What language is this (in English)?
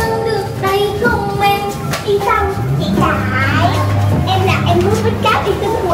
Vietnamese